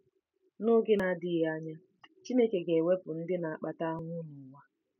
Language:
Igbo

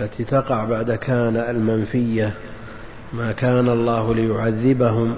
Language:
Arabic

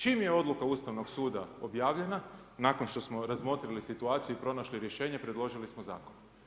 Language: Croatian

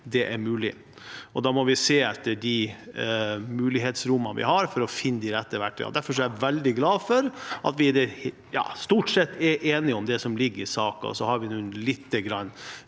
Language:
Norwegian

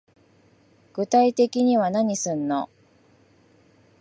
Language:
Japanese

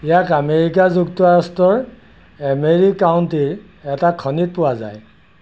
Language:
Assamese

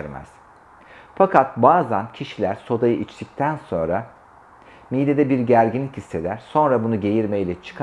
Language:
Turkish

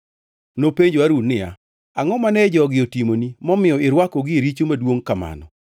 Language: Luo (Kenya and Tanzania)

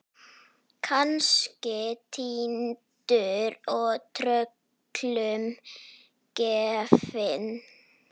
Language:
Icelandic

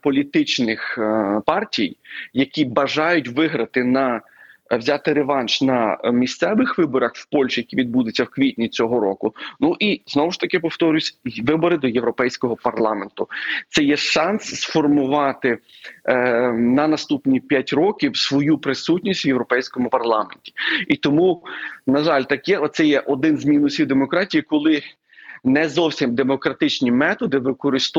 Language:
Ukrainian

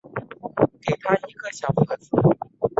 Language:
Chinese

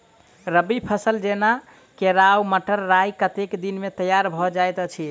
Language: Maithili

